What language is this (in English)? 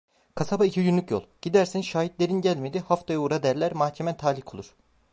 Turkish